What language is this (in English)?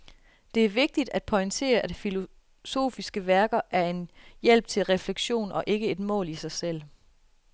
Danish